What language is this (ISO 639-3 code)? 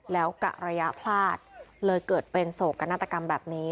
tha